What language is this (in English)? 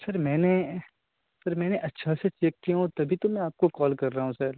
Urdu